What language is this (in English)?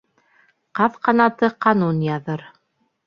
Bashkir